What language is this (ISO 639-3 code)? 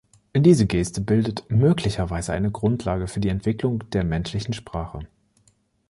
deu